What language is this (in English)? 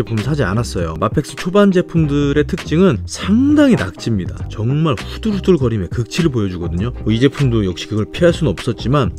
Korean